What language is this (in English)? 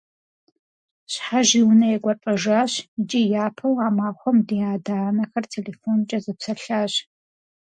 Kabardian